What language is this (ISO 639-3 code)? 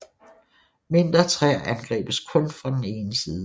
dan